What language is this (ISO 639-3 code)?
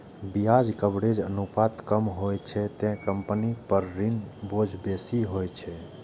mai